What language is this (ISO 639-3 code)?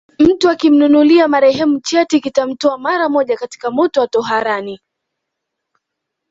swa